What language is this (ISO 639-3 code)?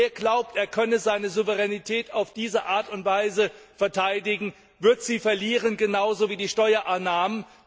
deu